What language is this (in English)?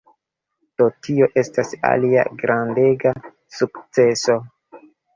Esperanto